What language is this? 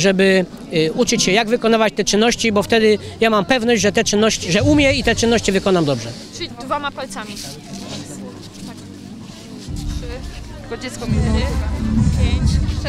Polish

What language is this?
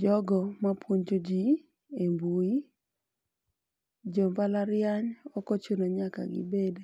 Luo (Kenya and Tanzania)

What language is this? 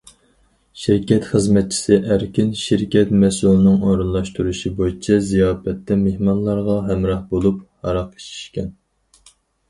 Uyghur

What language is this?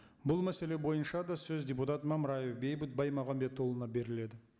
Kazakh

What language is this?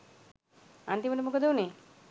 Sinhala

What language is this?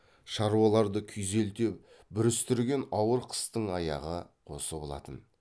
Kazakh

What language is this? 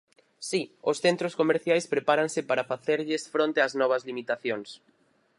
Galician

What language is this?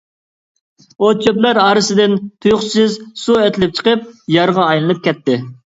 Uyghur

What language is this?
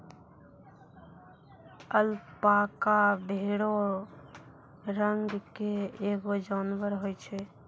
Maithili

